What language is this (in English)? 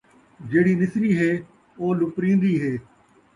Saraiki